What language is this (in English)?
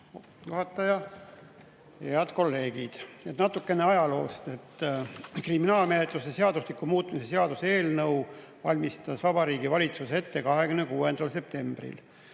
Estonian